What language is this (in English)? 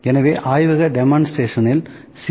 Tamil